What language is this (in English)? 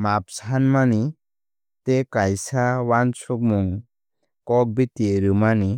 Kok Borok